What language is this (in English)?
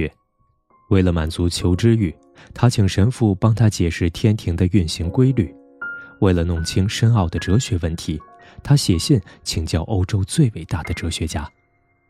Chinese